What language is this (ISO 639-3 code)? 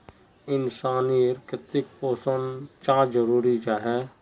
mag